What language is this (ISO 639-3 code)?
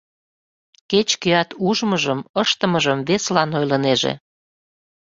chm